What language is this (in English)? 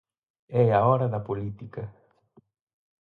Galician